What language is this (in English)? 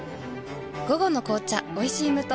Japanese